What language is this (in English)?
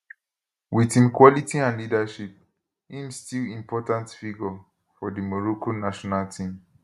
Nigerian Pidgin